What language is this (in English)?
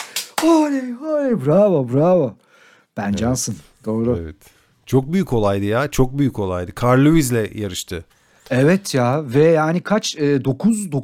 Turkish